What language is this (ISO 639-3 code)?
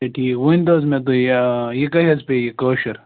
kas